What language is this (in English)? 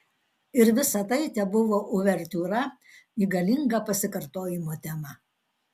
Lithuanian